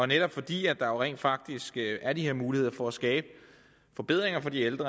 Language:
Danish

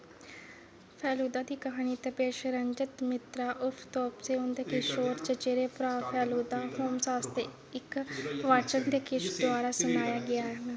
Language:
Dogri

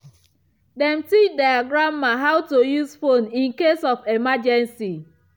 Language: Nigerian Pidgin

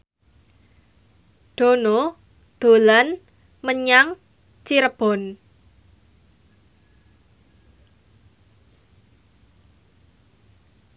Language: Javanese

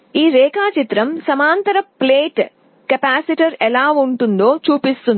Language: Telugu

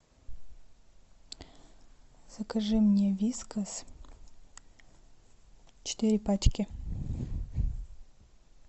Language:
Russian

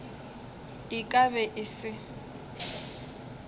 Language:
Northern Sotho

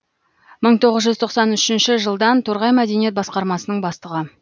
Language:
Kazakh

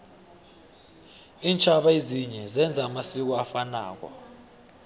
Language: South Ndebele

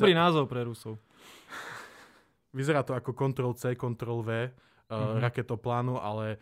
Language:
Slovak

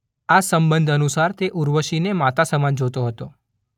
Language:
Gujarati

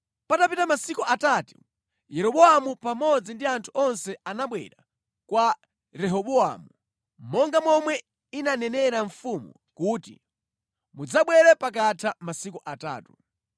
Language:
Nyanja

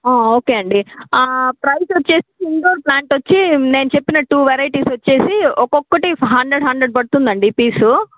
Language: Telugu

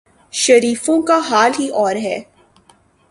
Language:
Urdu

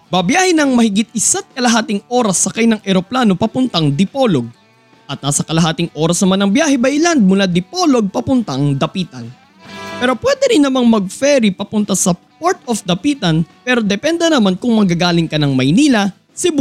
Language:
Filipino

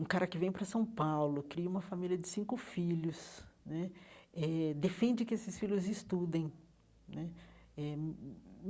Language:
Portuguese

